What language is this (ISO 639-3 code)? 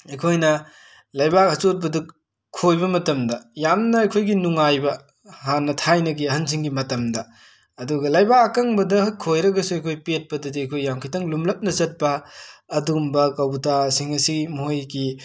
mni